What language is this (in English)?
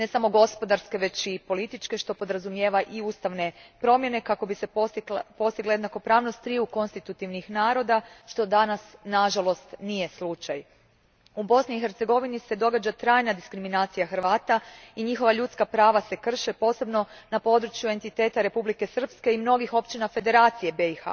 Croatian